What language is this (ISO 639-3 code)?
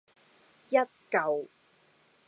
yue